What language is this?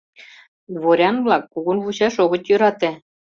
Mari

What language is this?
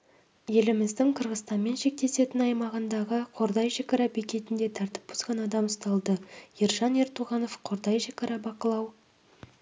Kazakh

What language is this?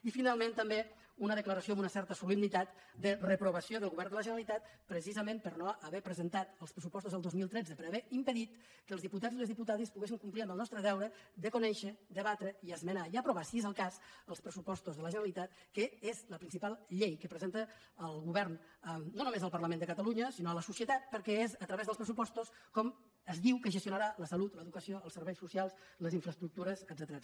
Catalan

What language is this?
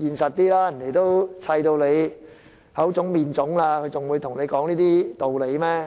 Cantonese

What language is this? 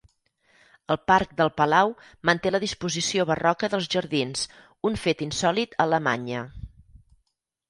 Catalan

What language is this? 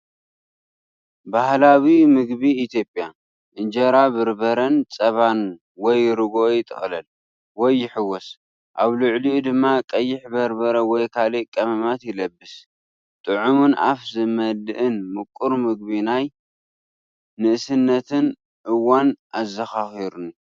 Tigrinya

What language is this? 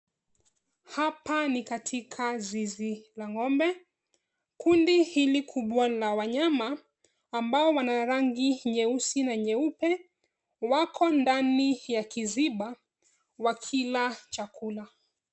Swahili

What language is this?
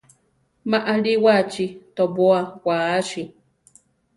Central Tarahumara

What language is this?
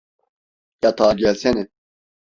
Turkish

